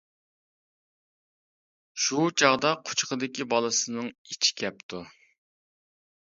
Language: Uyghur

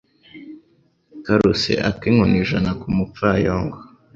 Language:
Kinyarwanda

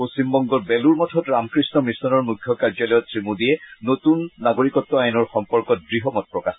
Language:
Assamese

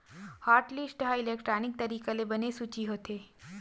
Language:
Chhattisgarhi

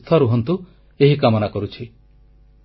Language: Odia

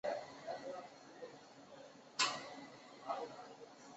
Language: Chinese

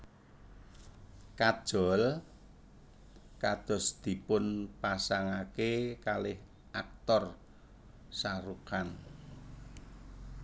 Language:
Javanese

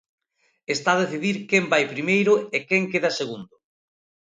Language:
Galician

